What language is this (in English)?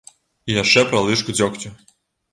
Belarusian